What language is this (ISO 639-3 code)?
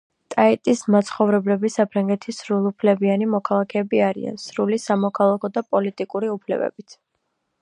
kat